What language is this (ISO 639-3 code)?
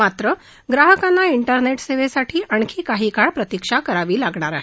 mar